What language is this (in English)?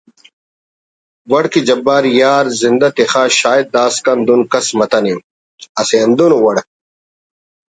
Brahui